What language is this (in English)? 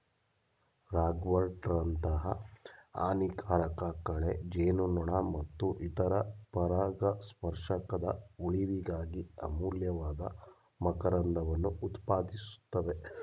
Kannada